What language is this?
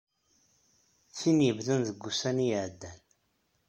Kabyle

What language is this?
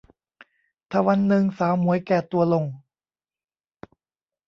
Thai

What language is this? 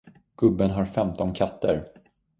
Swedish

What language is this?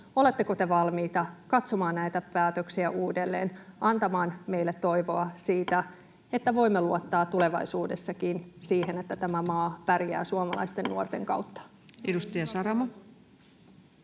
Finnish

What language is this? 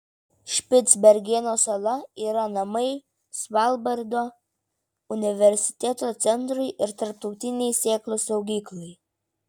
Lithuanian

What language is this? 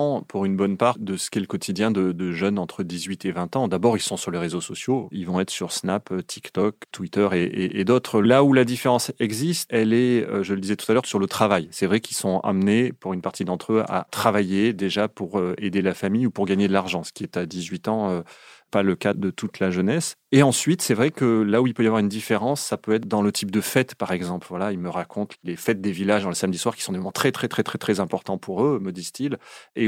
French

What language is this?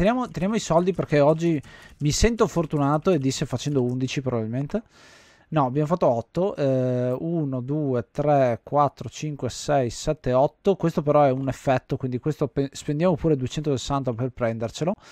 Italian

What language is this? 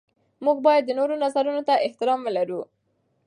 Pashto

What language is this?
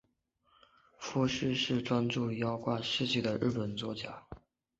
Chinese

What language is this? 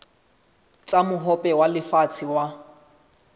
Southern Sotho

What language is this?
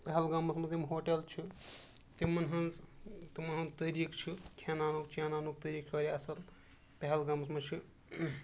Kashmiri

